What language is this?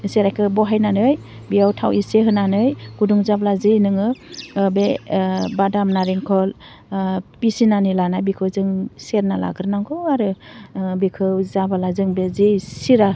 Bodo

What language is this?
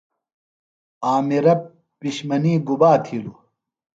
Phalura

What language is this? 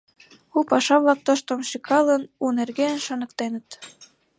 Mari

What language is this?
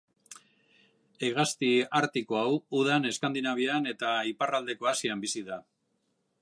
Basque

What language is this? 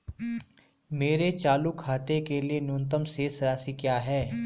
Hindi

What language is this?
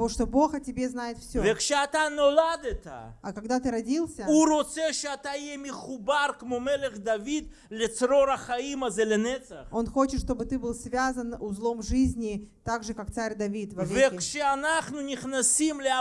Russian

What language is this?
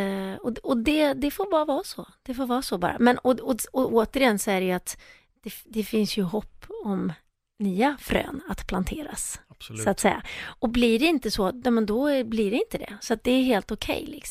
Swedish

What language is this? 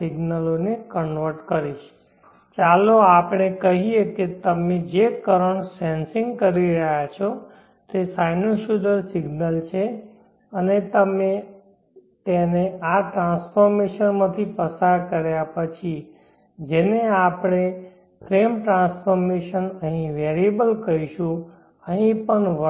Gujarati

